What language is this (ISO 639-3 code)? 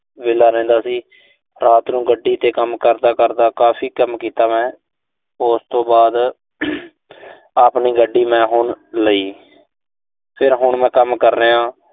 pan